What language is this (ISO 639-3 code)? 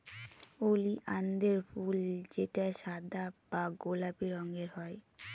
ben